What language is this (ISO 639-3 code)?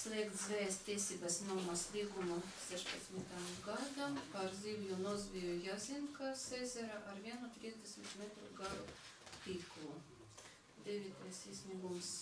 rus